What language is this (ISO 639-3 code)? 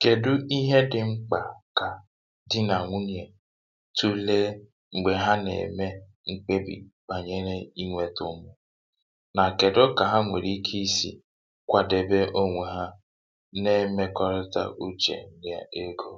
ibo